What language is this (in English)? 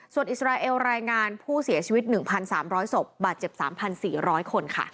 Thai